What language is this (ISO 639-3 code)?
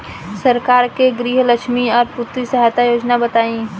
bho